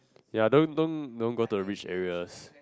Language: English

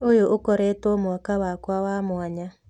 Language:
Kikuyu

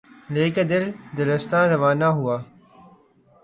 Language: Urdu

